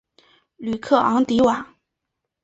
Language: Chinese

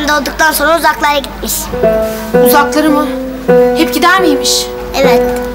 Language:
Turkish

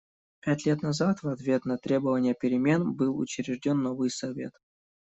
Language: Russian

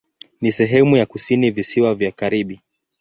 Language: Swahili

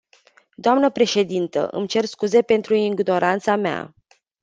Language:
Romanian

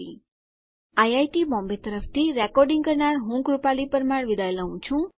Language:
Gujarati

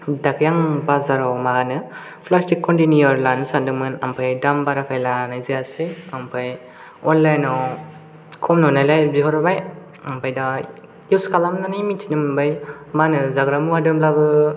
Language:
Bodo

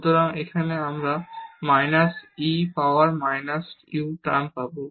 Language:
Bangla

